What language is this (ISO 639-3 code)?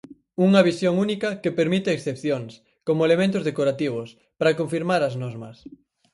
glg